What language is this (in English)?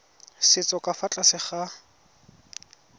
Tswana